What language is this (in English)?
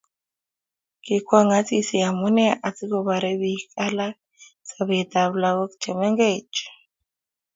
Kalenjin